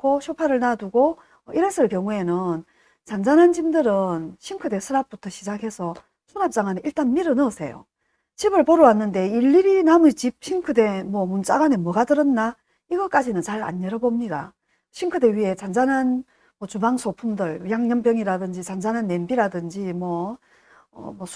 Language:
Korean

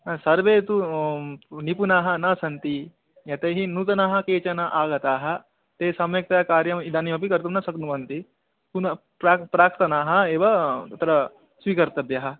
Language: Sanskrit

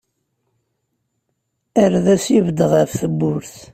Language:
Kabyle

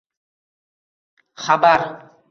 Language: Uzbek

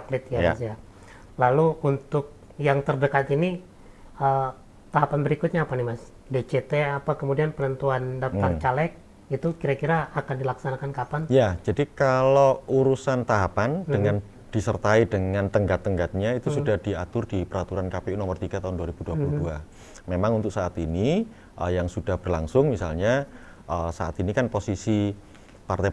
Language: Indonesian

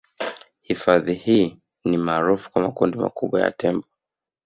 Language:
Swahili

